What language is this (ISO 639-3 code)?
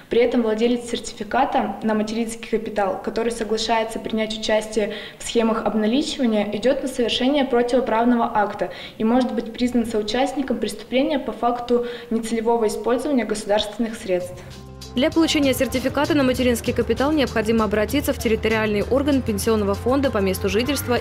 rus